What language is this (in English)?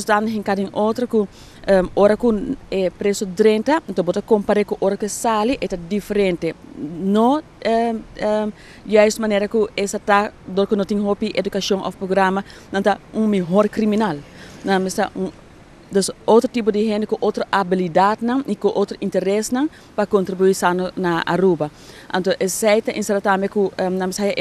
Dutch